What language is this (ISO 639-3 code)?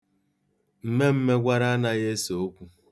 ibo